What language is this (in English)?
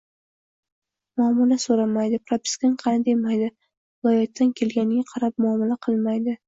Uzbek